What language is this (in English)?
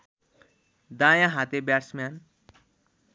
Nepali